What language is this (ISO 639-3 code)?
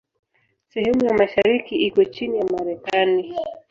swa